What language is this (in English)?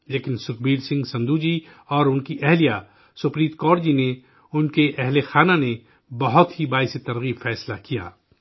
Urdu